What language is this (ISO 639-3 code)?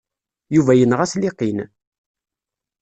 kab